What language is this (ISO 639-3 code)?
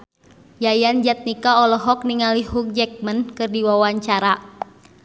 sun